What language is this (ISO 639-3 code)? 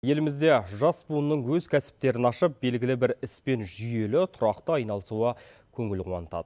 kaz